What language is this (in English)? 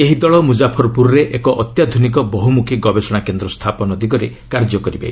Odia